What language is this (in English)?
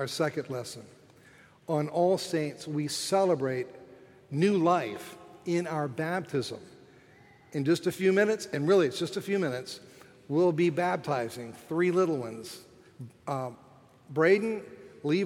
English